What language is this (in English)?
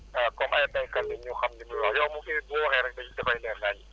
Wolof